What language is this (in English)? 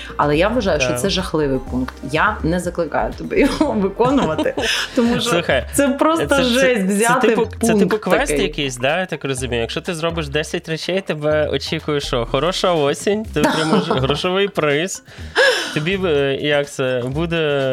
Ukrainian